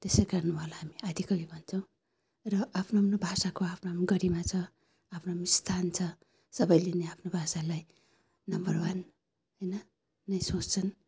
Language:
Nepali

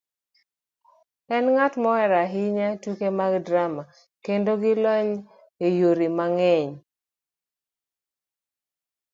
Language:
Luo (Kenya and Tanzania)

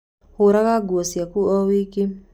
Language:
Kikuyu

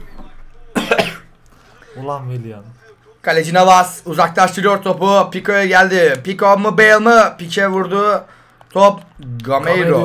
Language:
Turkish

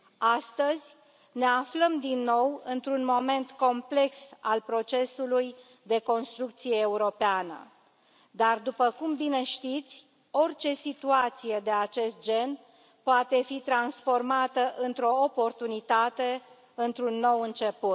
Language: Romanian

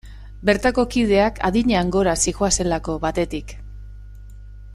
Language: Basque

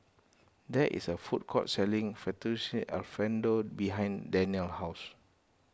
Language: English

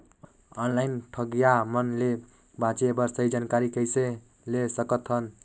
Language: Chhattisgarhi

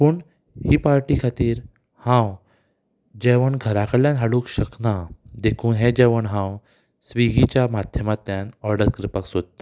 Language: Konkani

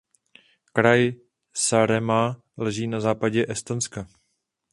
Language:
Czech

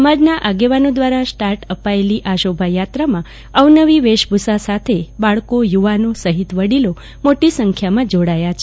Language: Gujarati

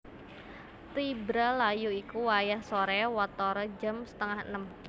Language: Javanese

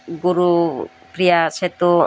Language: Odia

